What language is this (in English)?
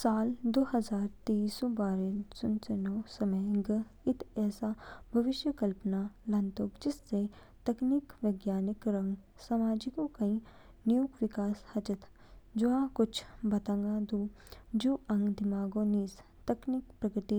Kinnauri